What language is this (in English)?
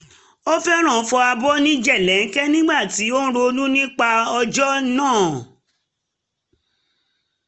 Yoruba